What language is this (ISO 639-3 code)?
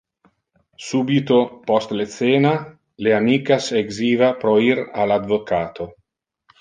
ina